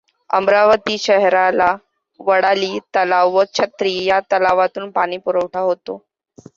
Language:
Marathi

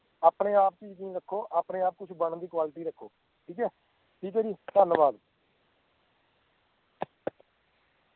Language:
Punjabi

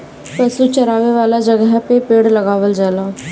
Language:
Bhojpuri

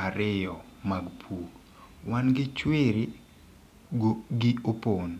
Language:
Luo (Kenya and Tanzania)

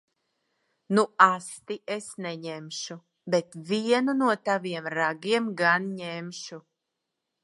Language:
Latvian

